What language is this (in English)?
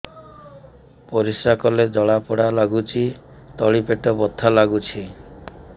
Odia